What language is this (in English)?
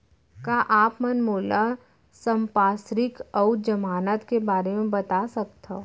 Chhattisgarhi